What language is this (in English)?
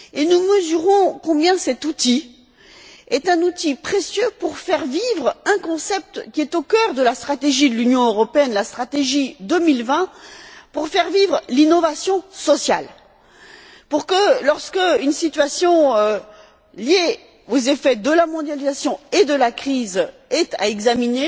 French